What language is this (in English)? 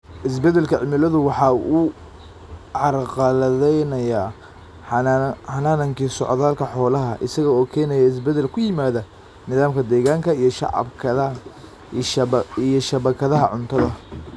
Somali